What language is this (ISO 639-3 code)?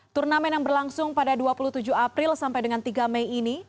ind